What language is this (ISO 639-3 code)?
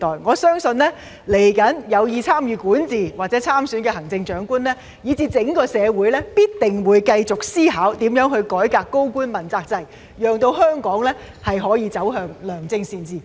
yue